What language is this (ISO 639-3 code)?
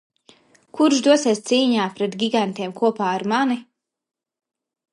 lav